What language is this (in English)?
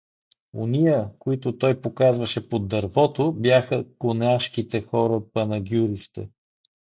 Bulgarian